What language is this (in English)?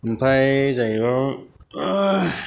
Bodo